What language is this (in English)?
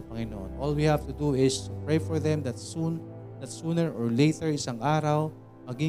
Filipino